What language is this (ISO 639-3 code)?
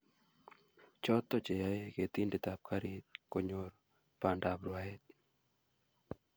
kln